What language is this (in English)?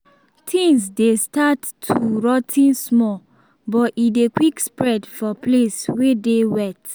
Nigerian Pidgin